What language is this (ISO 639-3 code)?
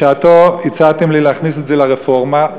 heb